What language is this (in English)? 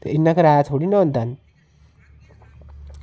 Dogri